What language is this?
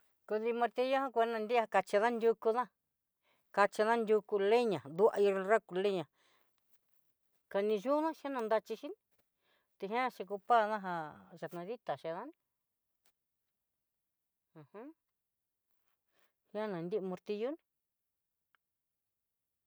Southeastern Nochixtlán Mixtec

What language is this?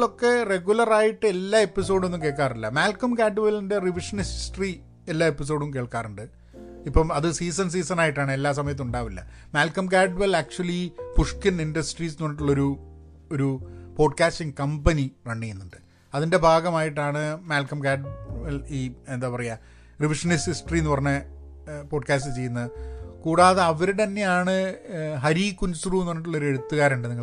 Malayalam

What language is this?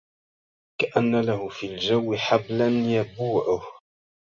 Arabic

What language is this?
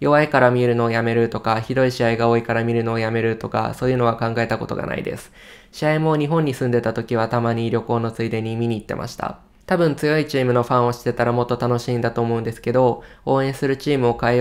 Japanese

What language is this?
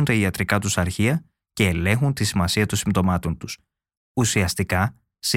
Greek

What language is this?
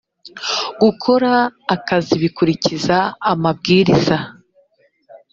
Kinyarwanda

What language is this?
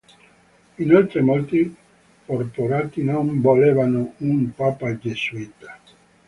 Italian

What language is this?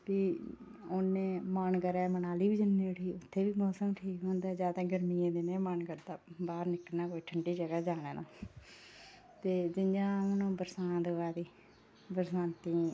Dogri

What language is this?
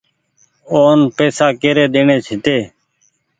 Goaria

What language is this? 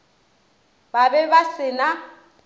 Northern Sotho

